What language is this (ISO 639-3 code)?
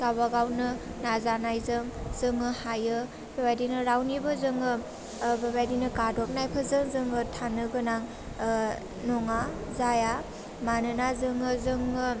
brx